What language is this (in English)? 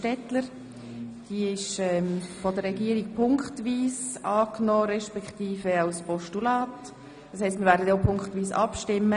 Swiss German